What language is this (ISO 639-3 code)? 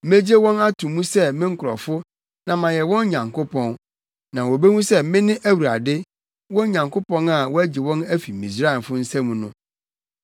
aka